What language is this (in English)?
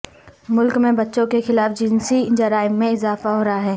Urdu